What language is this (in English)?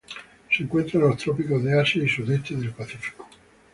Spanish